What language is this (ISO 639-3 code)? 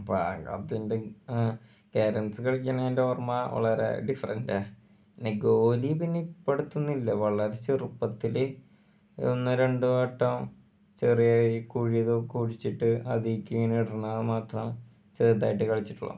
mal